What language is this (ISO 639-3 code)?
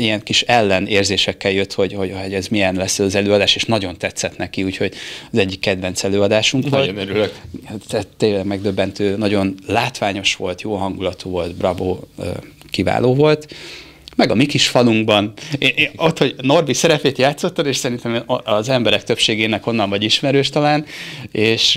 hun